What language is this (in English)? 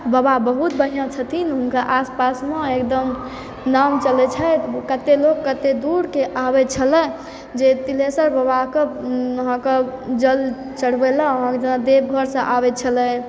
Maithili